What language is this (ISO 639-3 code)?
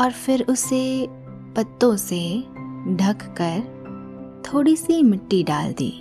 hin